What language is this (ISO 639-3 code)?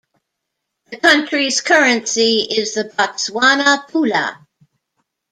eng